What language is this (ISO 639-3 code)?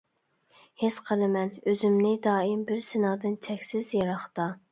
uig